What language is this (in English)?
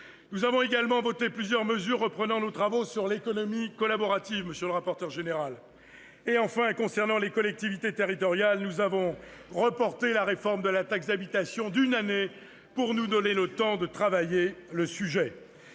French